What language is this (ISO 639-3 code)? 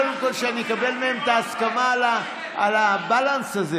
heb